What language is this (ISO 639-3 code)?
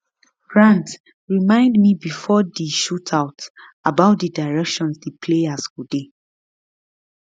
pcm